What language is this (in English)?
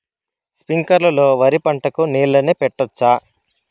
Telugu